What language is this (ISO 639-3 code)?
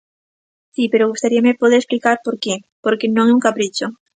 glg